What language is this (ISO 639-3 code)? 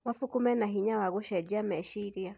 kik